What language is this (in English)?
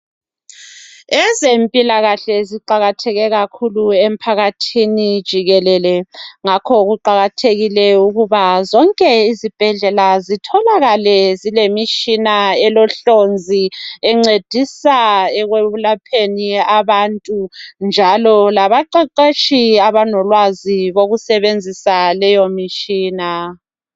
North Ndebele